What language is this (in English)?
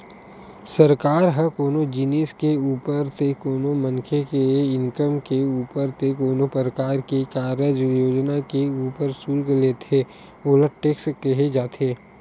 Chhattisgarhi